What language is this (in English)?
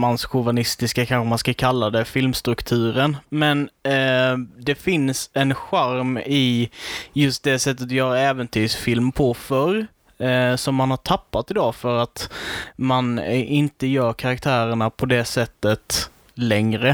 Swedish